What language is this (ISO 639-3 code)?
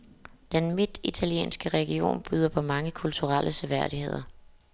dan